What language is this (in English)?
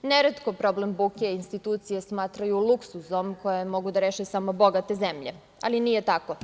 Serbian